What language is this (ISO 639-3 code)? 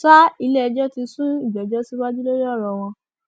yor